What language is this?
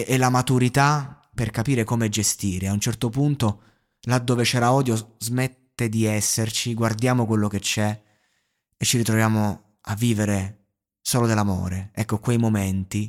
Italian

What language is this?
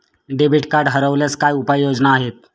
Marathi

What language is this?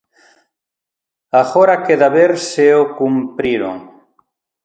Galician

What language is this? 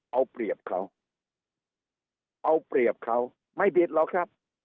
Thai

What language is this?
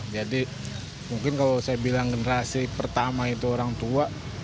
Indonesian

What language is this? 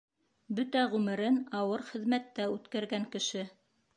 Bashkir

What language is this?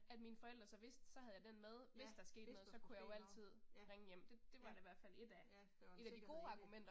Danish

